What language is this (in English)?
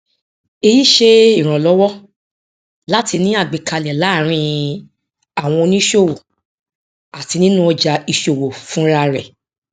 Yoruba